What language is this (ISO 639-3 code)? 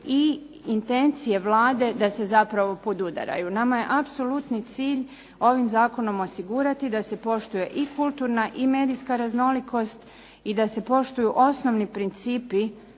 hrv